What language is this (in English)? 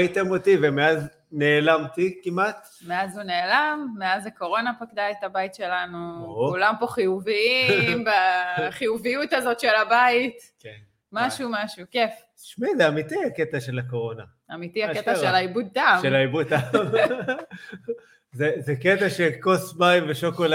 Hebrew